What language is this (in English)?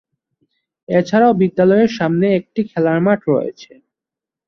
Bangla